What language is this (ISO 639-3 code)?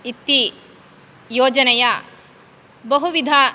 san